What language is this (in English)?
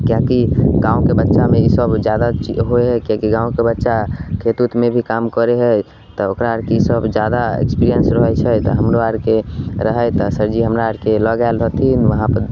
Maithili